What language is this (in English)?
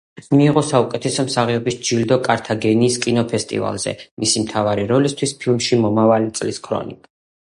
Georgian